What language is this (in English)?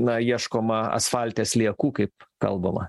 Lithuanian